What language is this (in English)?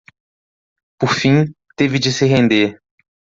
Portuguese